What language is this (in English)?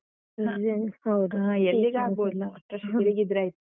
Kannada